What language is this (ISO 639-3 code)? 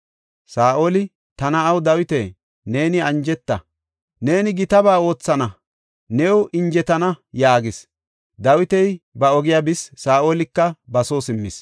gof